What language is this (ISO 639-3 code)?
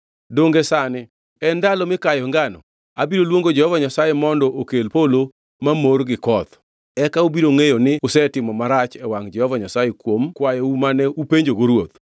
luo